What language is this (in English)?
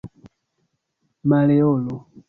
Esperanto